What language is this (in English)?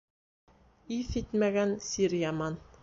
Bashkir